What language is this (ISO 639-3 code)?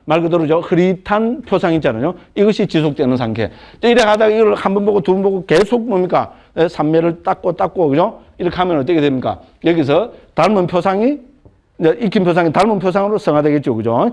kor